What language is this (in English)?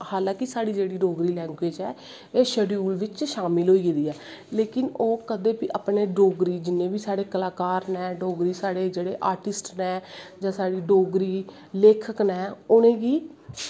Dogri